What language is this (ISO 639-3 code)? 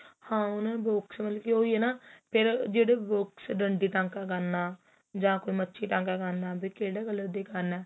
pan